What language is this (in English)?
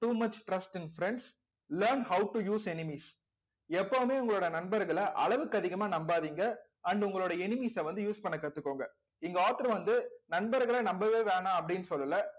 Tamil